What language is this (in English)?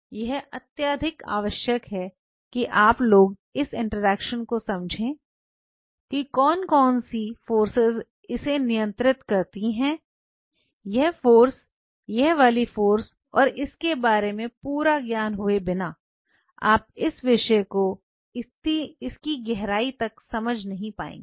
Hindi